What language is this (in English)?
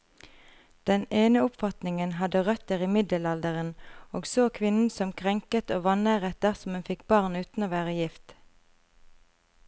Norwegian